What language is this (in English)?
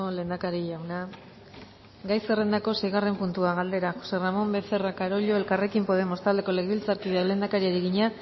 Basque